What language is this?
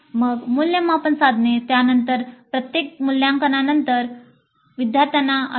Marathi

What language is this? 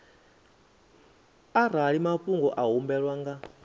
Venda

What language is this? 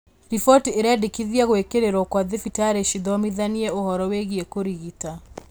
Kikuyu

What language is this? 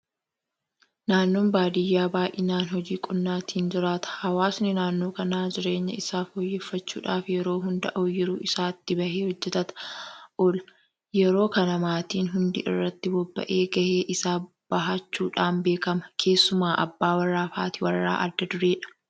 Oromo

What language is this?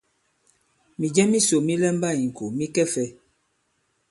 Bankon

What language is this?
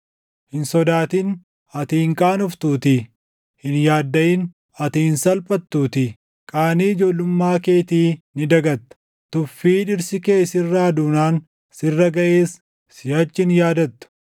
Oromo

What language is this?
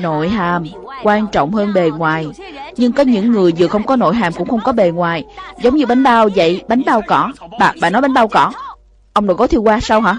Vietnamese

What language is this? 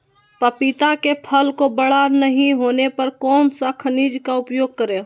Magahi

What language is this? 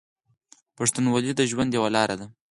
Pashto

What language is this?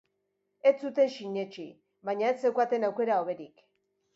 Basque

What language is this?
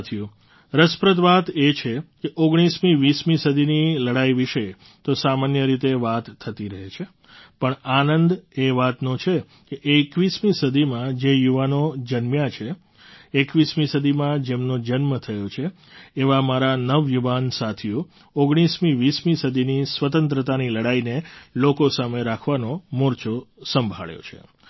Gujarati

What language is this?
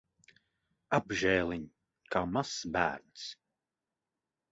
Latvian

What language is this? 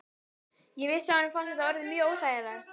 Icelandic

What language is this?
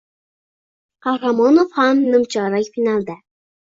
Uzbek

